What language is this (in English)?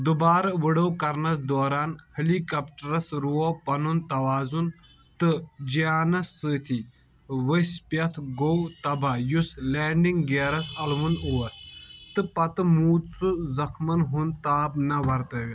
Kashmiri